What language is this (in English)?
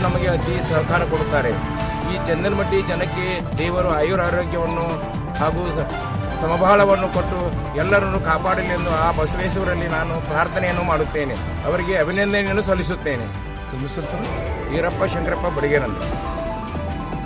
Arabic